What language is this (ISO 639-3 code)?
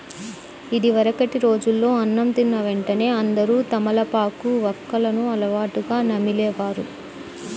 tel